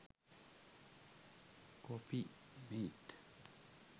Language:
Sinhala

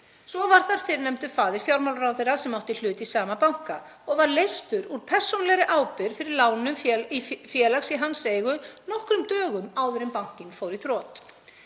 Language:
Icelandic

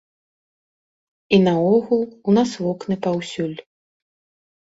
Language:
Belarusian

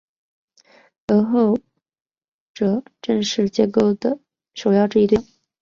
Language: Chinese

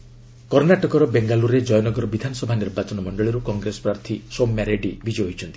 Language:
Odia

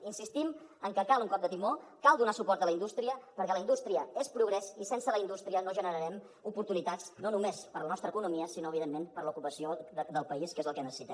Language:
Catalan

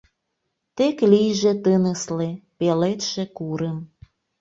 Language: Mari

